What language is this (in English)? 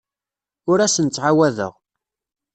Kabyle